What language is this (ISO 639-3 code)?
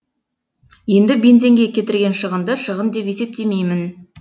kaz